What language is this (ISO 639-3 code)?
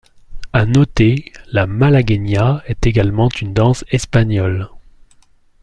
fra